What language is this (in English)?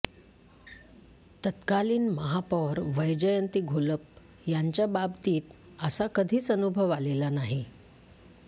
Marathi